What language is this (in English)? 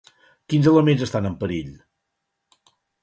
Catalan